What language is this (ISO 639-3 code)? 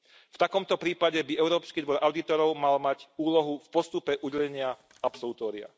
slk